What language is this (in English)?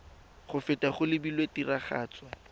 Tswana